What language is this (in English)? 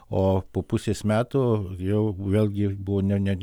Lithuanian